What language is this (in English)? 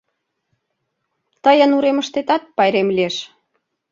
Mari